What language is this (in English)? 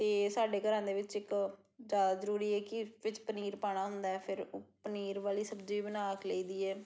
Punjabi